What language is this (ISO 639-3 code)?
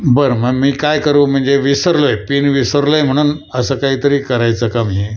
mar